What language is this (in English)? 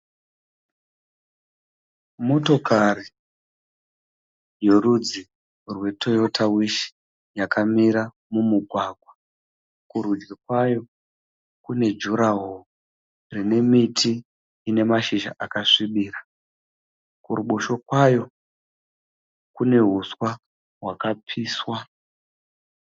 Shona